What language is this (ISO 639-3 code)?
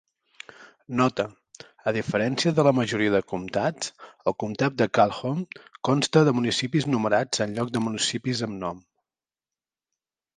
cat